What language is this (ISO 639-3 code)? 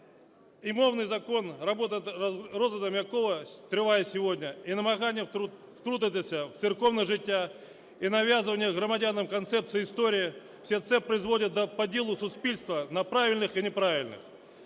ukr